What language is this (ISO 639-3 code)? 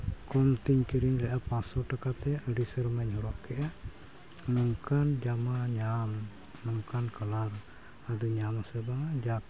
sat